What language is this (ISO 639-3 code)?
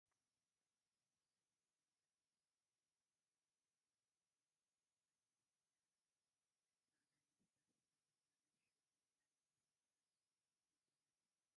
tir